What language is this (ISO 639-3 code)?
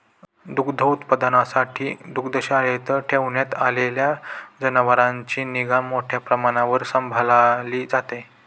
mar